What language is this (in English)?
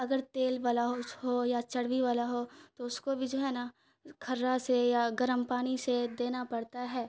Urdu